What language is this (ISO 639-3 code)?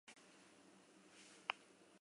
eus